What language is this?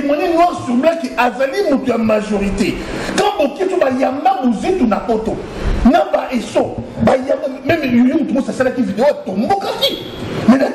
French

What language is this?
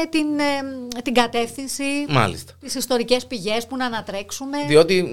Greek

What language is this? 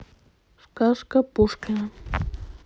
Russian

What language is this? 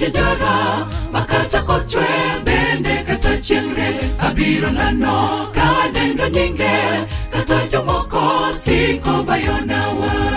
Indonesian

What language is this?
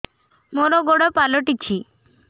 Odia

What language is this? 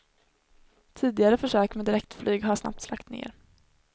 Swedish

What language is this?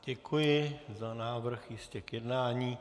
Czech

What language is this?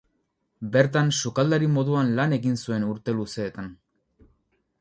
Basque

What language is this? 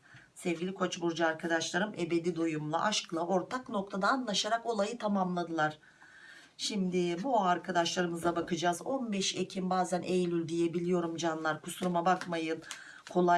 Turkish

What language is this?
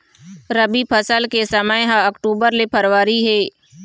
Chhattisgarhi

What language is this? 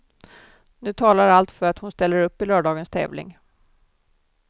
Swedish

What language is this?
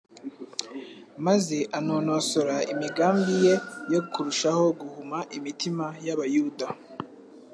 Kinyarwanda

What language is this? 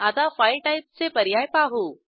Marathi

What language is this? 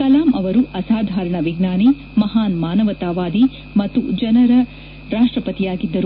Kannada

